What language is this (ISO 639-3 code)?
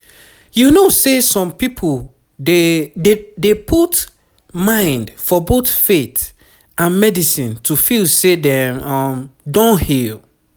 pcm